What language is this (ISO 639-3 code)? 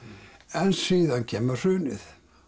isl